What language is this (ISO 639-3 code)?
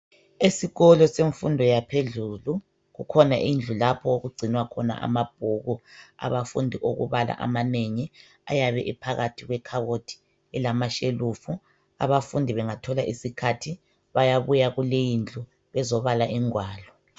nde